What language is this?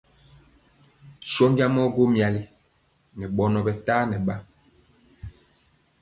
Mpiemo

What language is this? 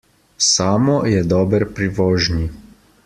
Slovenian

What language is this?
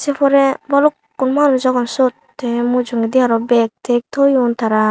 Chakma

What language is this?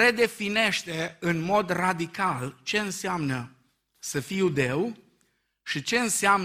Romanian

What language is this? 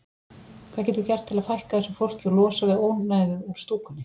Icelandic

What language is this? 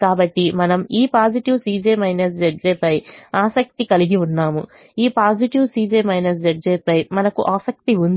Telugu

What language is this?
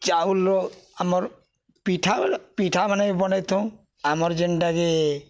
Odia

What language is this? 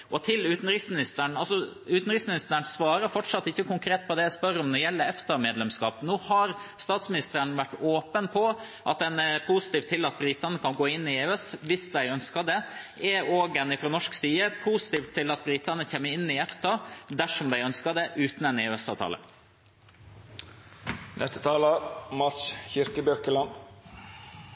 Norwegian Bokmål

